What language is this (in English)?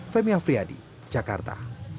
Indonesian